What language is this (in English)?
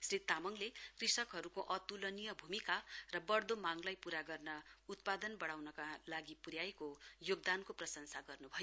Nepali